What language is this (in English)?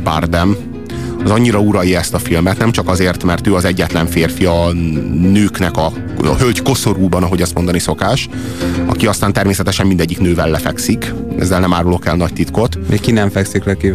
Hungarian